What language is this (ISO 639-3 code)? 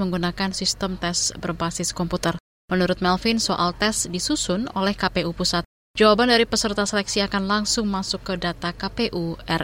ind